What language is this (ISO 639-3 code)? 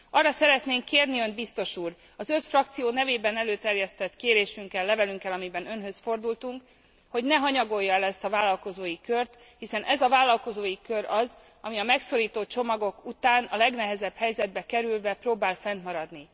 hun